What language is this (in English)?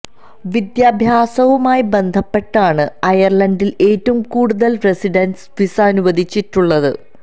Malayalam